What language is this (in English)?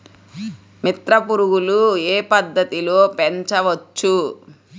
Telugu